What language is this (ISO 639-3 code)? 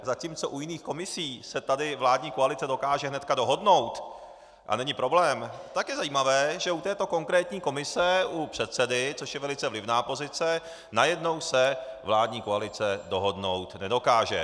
ces